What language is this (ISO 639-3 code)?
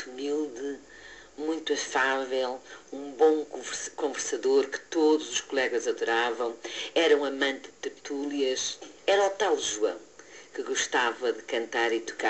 por